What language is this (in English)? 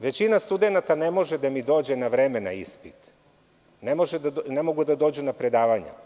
Serbian